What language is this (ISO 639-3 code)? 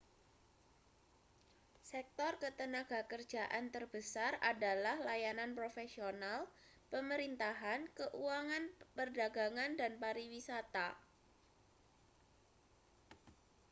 ind